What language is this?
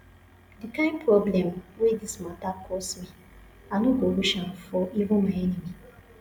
Nigerian Pidgin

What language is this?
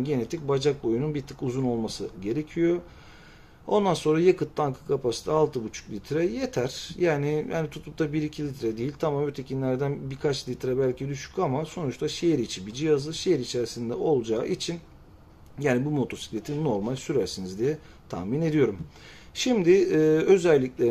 Turkish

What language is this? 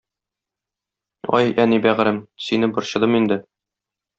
Tatar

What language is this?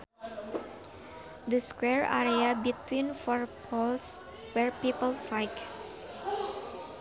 Sundanese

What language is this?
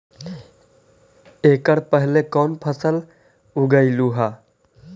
Magahi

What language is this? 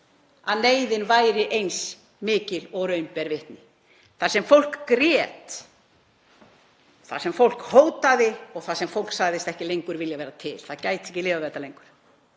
Icelandic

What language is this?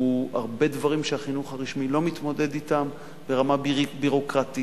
Hebrew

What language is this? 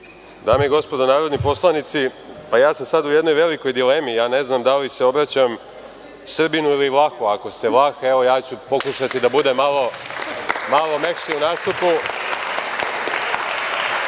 Serbian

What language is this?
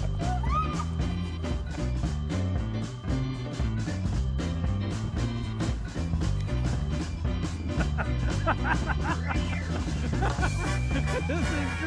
English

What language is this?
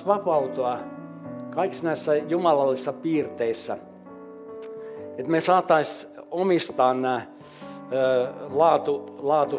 Finnish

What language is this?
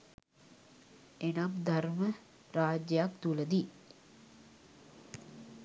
Sinhala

